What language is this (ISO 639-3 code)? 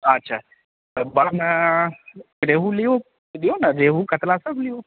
mai